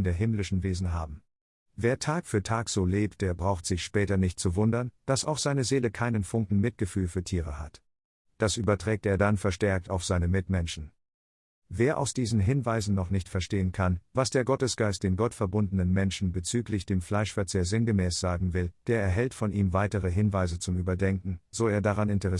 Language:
German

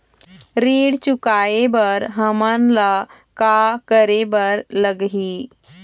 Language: Chhattisgarhi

